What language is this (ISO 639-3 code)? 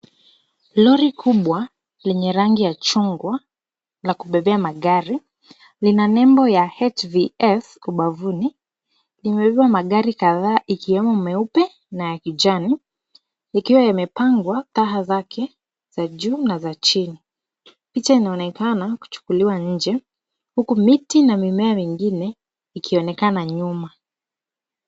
swa